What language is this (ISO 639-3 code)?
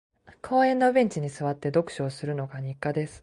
jpn